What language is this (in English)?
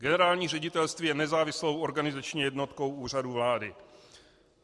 Czech